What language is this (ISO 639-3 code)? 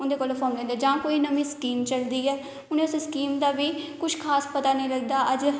doi